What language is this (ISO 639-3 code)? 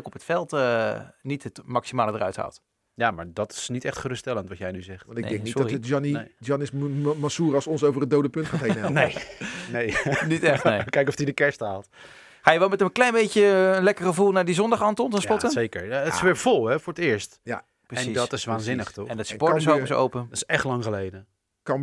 nld